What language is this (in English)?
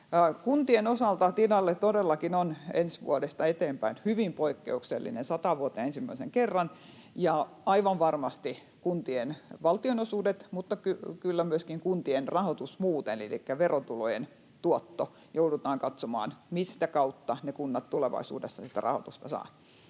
Finnish